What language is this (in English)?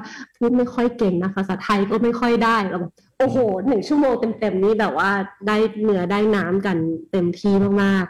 Thai